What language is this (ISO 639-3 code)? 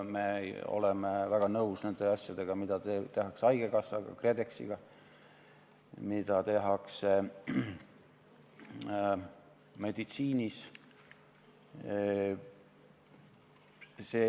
est